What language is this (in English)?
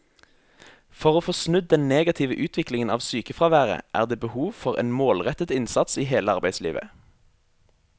Norwegian